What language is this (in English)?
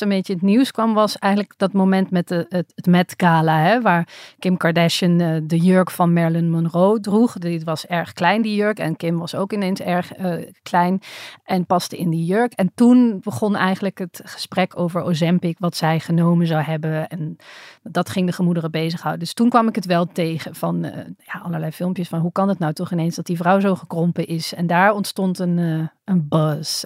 Dutch